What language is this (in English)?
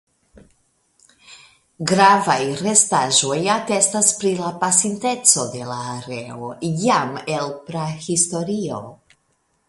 Esperanto